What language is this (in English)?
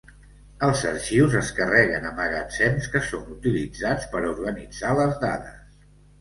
Catalan